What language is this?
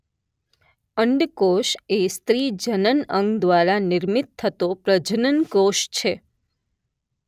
Gujarati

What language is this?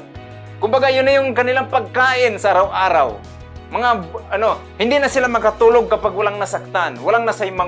Filipino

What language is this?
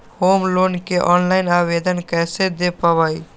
Magahi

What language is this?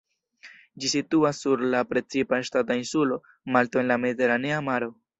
Esperanto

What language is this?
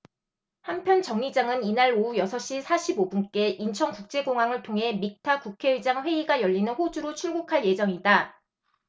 Korean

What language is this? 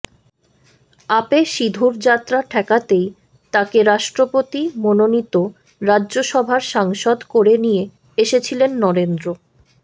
Bangla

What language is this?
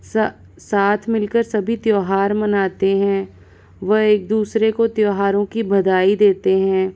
Hindi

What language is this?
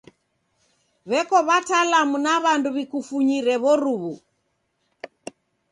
Taita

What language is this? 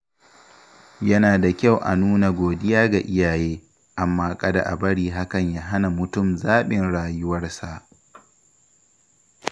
Hausa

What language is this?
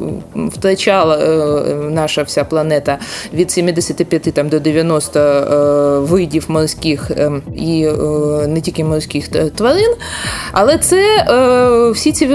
Ukrainian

